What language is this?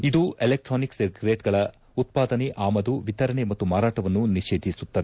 Kannada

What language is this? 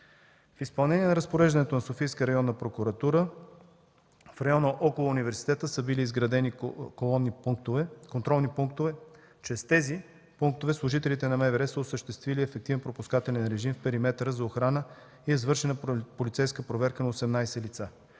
Bulgarian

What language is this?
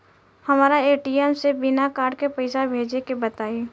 Bhojpuri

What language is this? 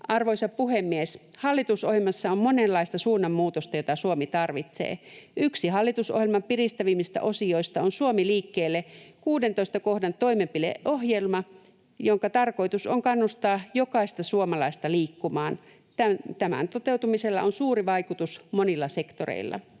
Finnish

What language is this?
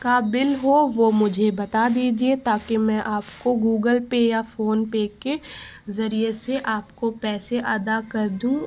Urdu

